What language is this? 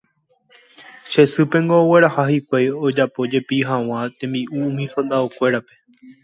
Guarani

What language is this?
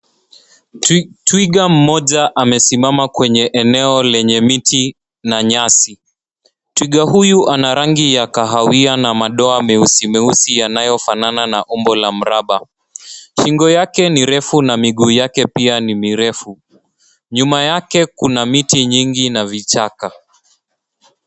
Swahili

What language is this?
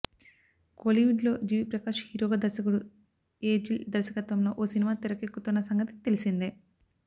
Telugu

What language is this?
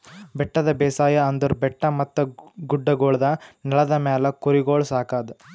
Kannada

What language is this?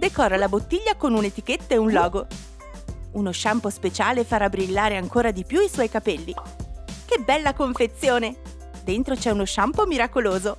Italian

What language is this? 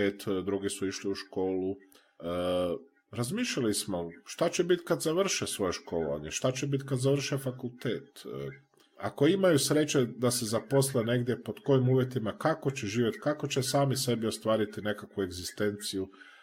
Croatian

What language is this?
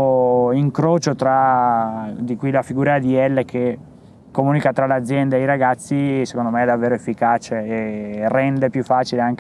Italian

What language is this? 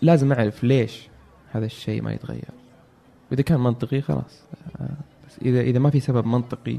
Arabic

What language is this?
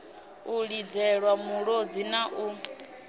Venda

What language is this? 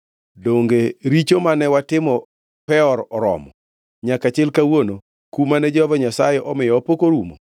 Luo (Kenya and Tanzania)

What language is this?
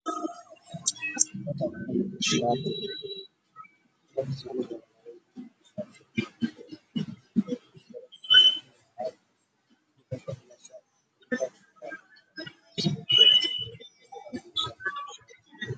Somali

